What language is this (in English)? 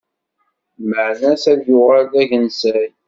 Kabyle